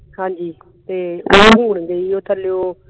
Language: Punjabi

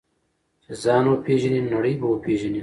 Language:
Pashto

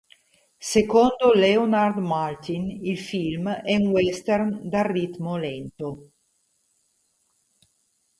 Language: Italian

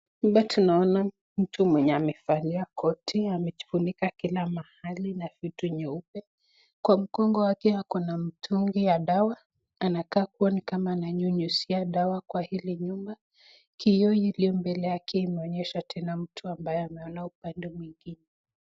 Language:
Swahili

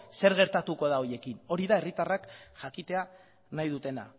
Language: Basque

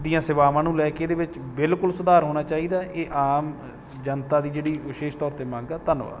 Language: Punjabi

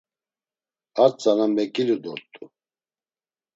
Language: Laz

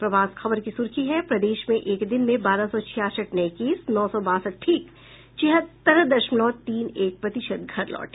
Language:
Hindi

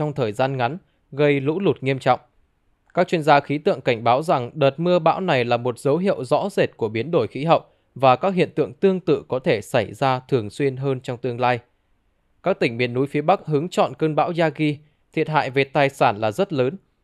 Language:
Vietnamese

